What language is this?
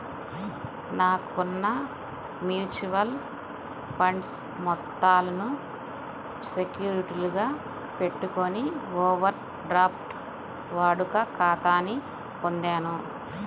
Telugu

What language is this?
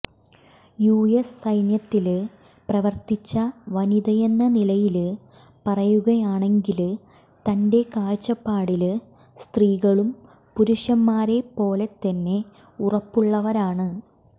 Malayalam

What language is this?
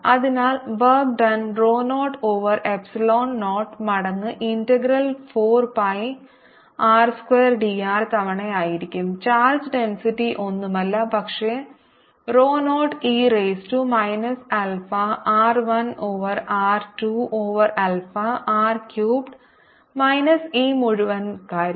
Malayalam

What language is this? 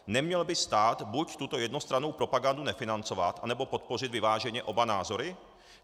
Czech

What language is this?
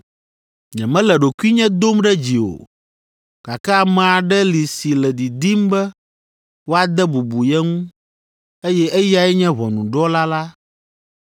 Ewe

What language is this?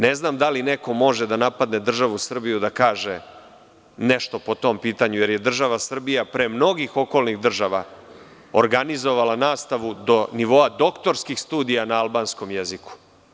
Serbian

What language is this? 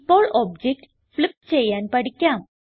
Malayalam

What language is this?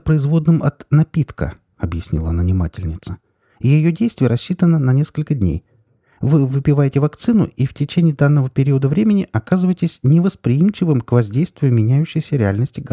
Russian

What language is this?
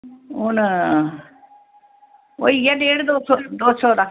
Dogri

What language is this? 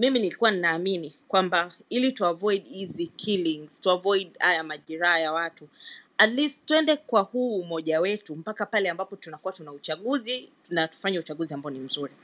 Swahili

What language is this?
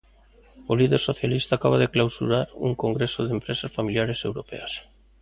Galician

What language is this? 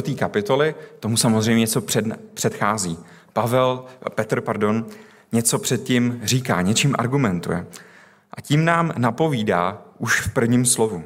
Czech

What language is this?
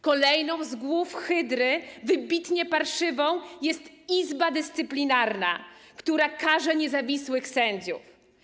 Polish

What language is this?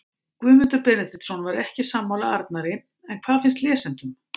Icelandic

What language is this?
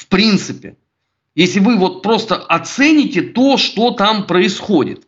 Russian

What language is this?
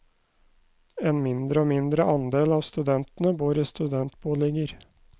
Norwegian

